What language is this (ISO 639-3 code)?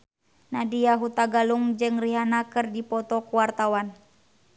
sun